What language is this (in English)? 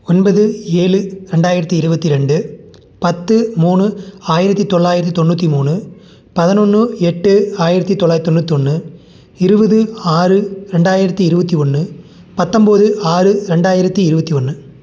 Tamil